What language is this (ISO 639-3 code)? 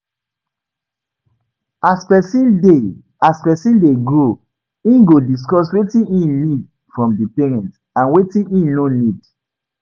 pcm